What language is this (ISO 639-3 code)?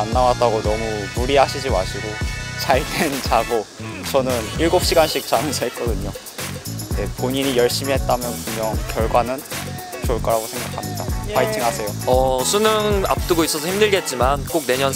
kor